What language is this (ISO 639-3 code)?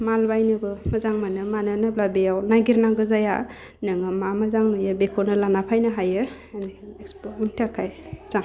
brx